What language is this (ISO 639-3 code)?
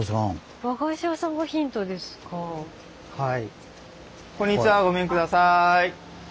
jpn